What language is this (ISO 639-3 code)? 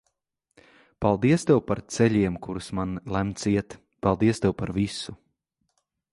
lav